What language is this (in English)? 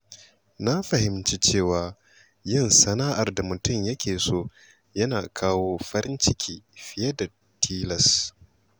Hausa